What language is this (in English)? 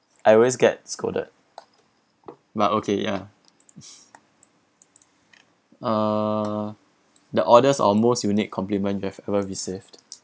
English